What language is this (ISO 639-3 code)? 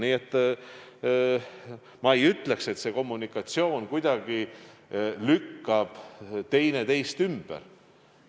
est